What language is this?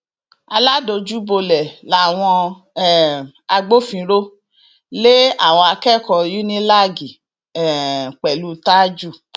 Yoruba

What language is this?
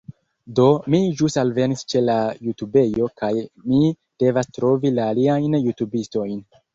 Esperanto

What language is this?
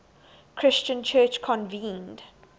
English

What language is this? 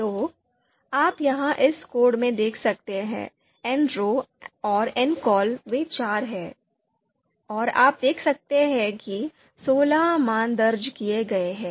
Hindi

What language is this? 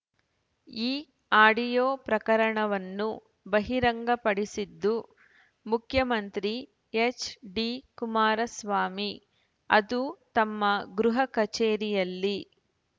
Kannada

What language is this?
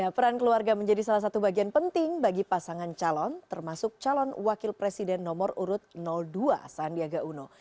Indonesian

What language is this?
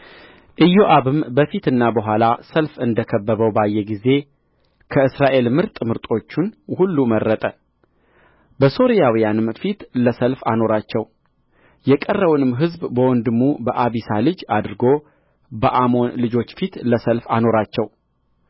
Amharic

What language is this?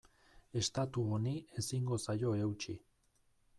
Basque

